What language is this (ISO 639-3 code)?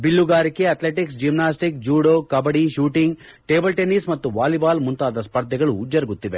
kan